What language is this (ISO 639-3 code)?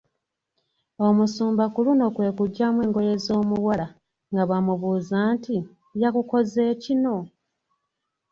lug